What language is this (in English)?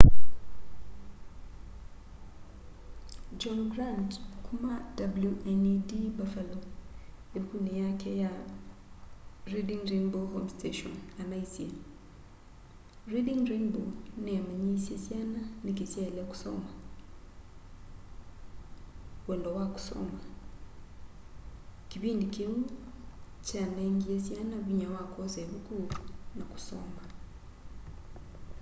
Kamba